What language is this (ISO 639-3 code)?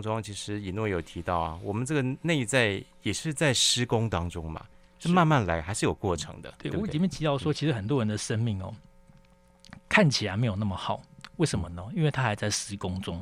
zho